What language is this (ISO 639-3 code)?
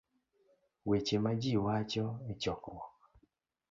luo